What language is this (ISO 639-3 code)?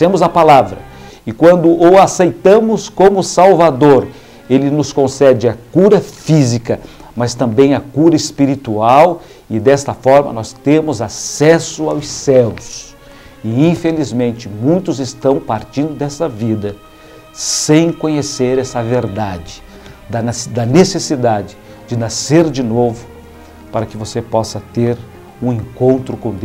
por